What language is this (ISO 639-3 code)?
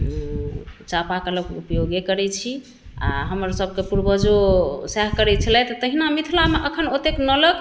mai